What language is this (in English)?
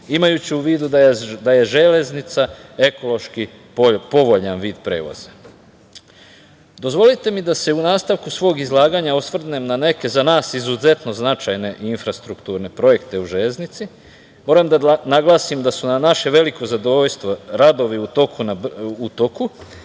Serbian